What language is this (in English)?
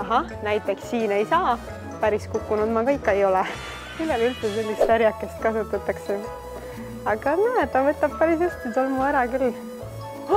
Finnish